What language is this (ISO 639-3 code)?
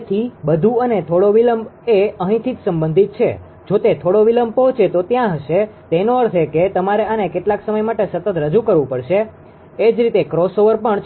guj